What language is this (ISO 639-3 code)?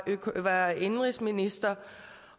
dan